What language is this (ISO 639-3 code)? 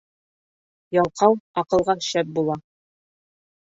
bak